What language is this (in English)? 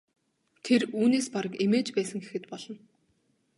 Mongolian